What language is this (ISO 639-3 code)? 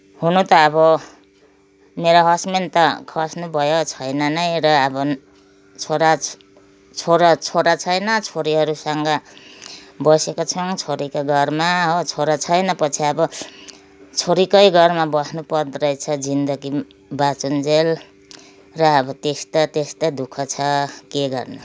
nep